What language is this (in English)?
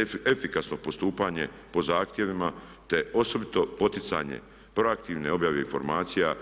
Croatian